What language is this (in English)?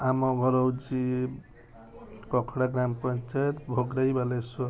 Odia